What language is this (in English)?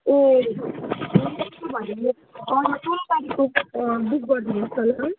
Nepali